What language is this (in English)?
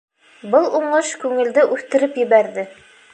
Bashkir